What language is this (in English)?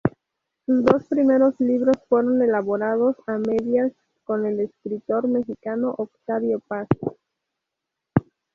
Spanish